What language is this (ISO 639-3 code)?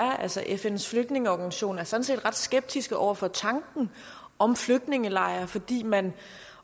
dan